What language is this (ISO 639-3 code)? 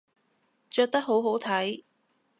yue